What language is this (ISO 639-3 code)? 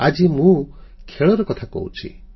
ori